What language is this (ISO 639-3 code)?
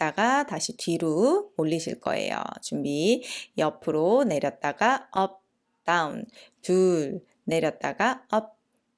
kor